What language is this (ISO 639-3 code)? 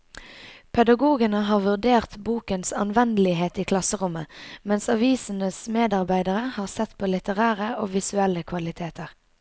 nor